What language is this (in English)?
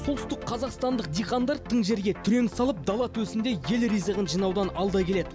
Kazakh